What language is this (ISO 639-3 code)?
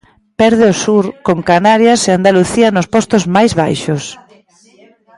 glg